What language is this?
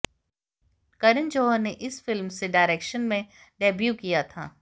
Hindi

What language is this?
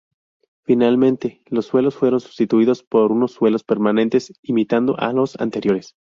Spanish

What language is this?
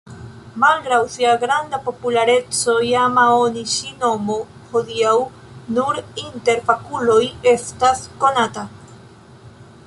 Esperanto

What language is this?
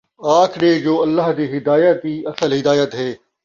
Saraiki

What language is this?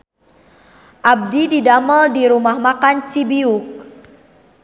Sundanese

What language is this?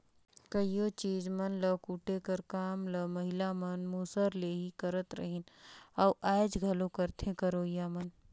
Chhattisgarhi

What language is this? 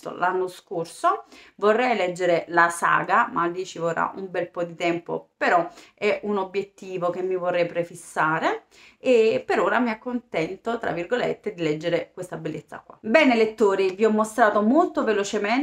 Italian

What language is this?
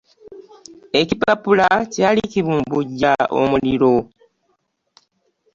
Ganda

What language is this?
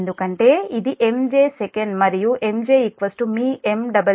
Telugu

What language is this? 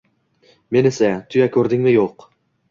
Uzbek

